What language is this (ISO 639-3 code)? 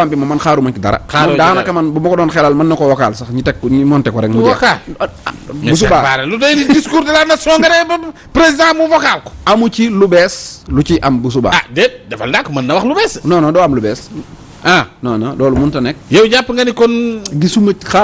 ind